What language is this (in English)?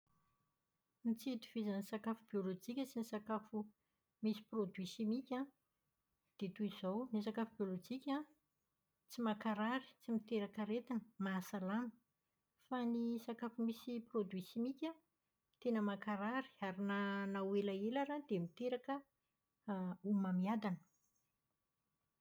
Malagasy